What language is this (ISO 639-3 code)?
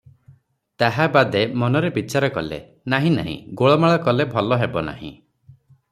ori